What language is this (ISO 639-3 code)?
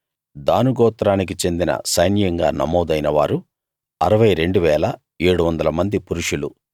tel